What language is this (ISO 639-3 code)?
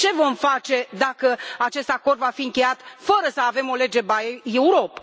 ron